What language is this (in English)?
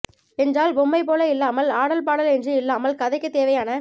Tamil